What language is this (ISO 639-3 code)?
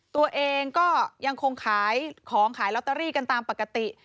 tha